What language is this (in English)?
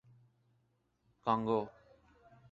Urdu